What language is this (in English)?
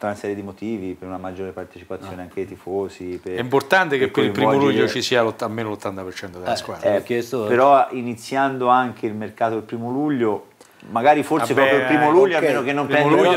Italian